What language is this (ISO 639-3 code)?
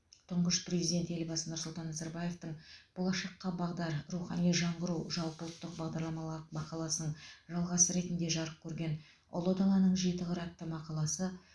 kaz